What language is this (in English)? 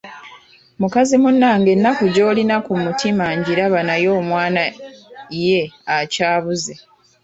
Ganda